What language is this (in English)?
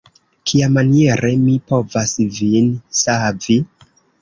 Esperanto